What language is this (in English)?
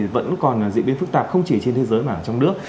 Vietnamese